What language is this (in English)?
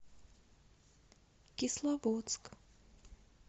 Russian